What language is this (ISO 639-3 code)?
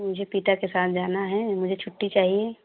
hin